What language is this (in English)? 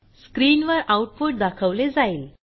Marathi